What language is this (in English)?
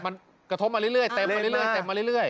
Thai